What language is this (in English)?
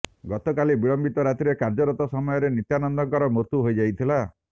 Odia